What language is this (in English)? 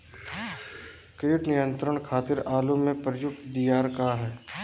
Bhojpuri